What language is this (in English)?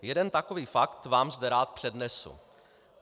Czech